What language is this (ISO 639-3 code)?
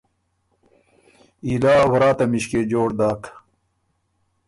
oru